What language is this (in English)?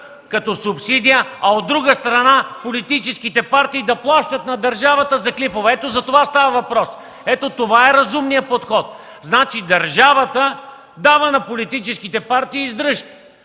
Bulgarian